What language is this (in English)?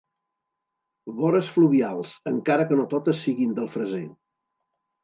Catalan